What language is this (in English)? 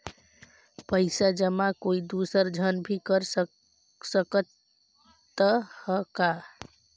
Chhattisgarhi